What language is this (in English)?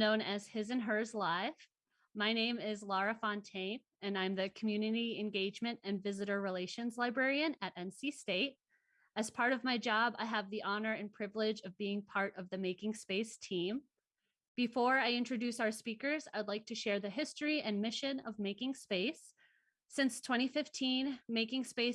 English